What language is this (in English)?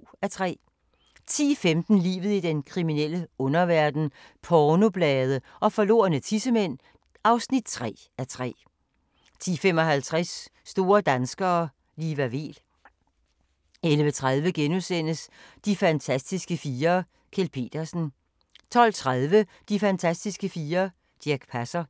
Danish